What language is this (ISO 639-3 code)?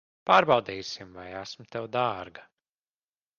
lav